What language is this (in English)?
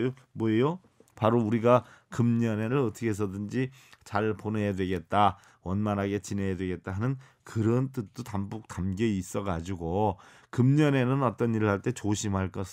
Korean